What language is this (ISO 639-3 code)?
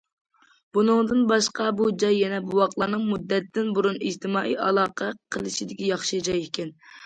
uig